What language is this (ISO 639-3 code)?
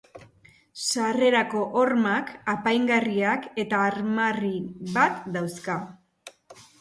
eus